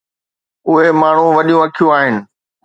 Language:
Sindhi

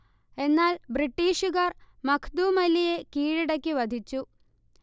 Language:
Malayalam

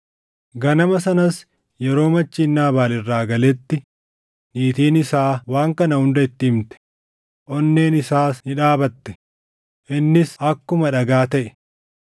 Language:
Oromo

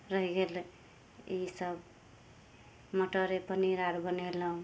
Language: Maithili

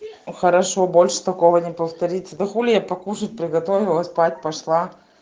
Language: Russian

